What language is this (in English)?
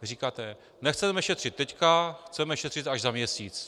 Czech